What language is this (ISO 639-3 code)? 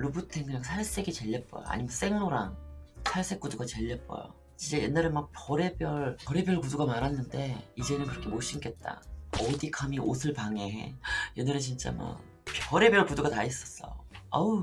kor